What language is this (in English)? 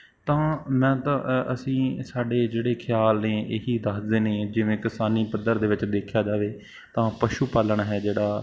Punjabi